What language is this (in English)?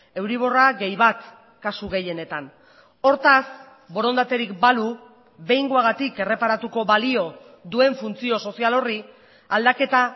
Basque